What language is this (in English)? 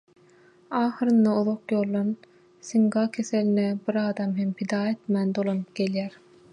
Turkmen